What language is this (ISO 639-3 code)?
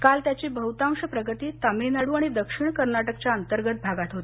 mar